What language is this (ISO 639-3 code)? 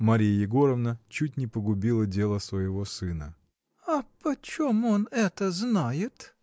rus